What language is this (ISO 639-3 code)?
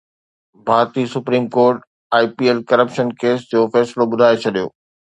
snd